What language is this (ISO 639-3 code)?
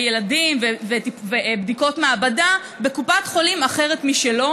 heb